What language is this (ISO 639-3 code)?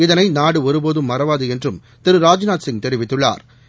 tam